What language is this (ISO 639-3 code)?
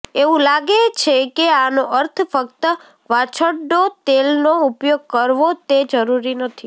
guj